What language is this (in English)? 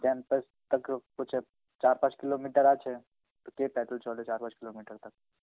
Bangla